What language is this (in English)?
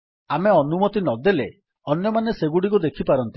Odia